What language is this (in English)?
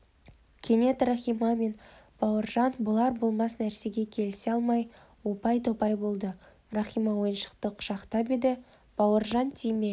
Kazakh